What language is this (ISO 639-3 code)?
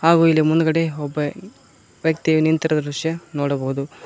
kan